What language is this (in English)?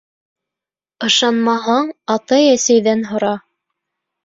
Bashkir